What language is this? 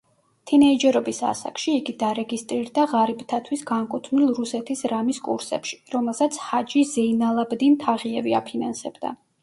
Georgian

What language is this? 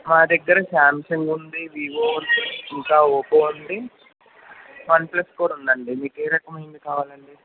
Telugu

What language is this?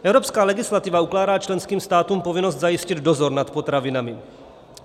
Czech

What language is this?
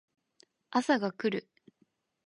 Japanese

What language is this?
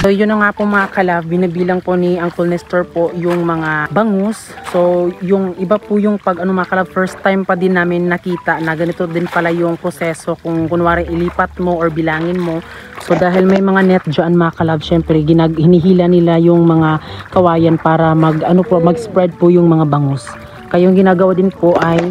Filipino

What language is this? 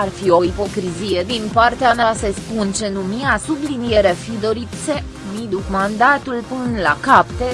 Romanian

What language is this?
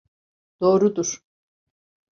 Turkish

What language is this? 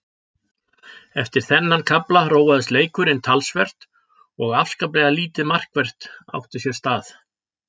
Icelandic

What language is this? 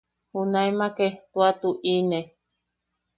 Yaqui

